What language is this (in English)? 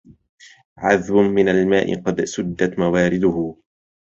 Arabic